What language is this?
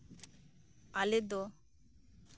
Santali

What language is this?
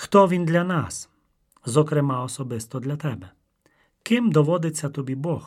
Ukrainian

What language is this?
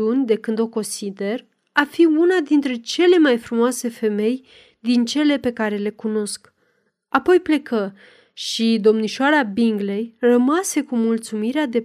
Romanian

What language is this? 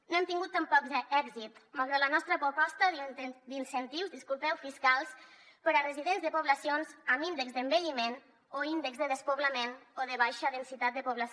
Catalan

